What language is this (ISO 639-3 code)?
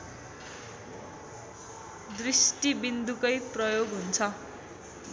nep